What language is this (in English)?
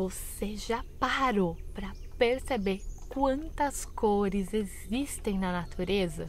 Portuguese